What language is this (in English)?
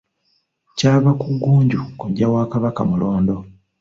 Ganda